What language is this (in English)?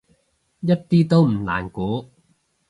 Cantonese